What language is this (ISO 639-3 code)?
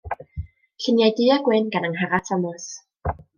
cym